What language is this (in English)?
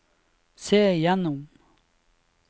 Norwegian